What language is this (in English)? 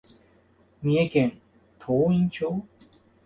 Japanese